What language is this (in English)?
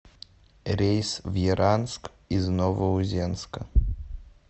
Russian